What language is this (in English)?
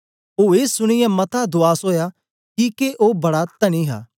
Dogri